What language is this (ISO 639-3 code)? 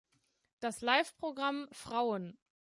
deu